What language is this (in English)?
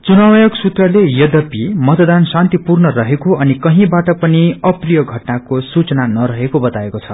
Nepali